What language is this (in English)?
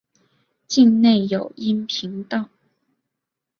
Chinese